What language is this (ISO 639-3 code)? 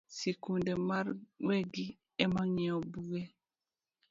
luo